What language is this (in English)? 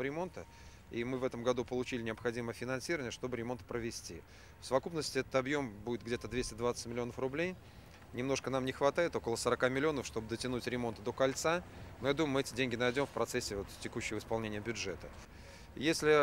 Russian